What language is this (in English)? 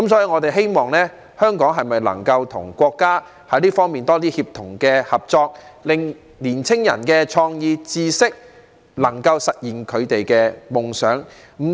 Cantonese